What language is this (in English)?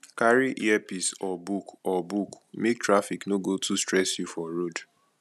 Nigerian Pidgin